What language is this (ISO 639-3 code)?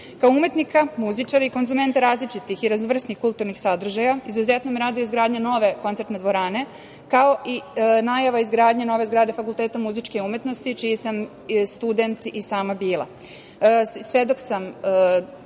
srp